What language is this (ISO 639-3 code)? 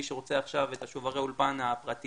heb